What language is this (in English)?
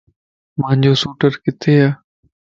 Lasi